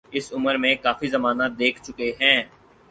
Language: Urdu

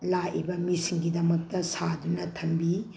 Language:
Manipuri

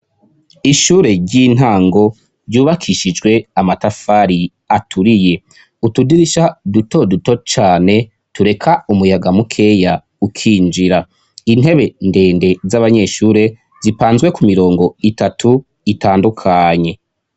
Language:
Rundi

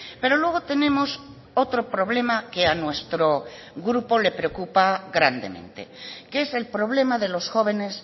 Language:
Spanish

